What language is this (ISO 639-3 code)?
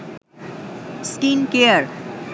ben